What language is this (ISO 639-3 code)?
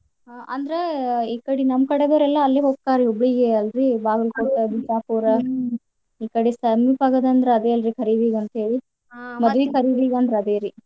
kan